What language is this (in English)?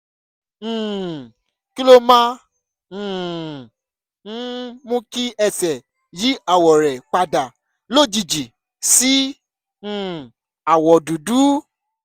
Yoruba